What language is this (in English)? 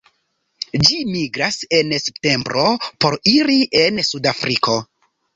Esperanto